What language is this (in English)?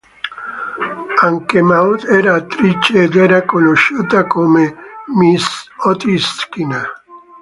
Italian